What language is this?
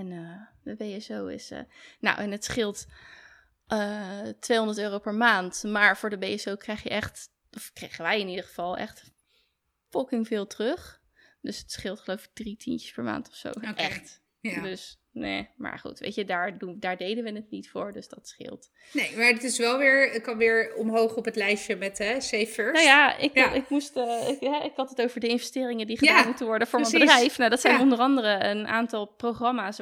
Dutch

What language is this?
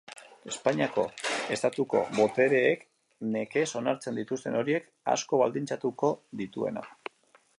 Basque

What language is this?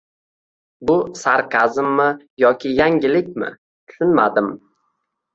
Uzbek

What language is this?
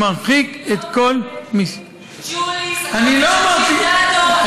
Hebrew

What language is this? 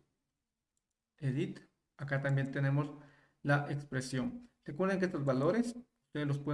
Spanish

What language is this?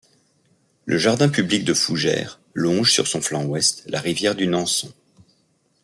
French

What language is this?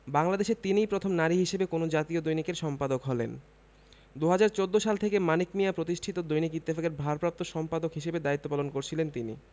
Bangla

